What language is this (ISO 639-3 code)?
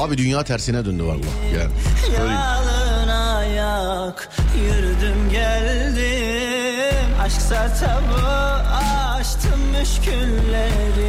tur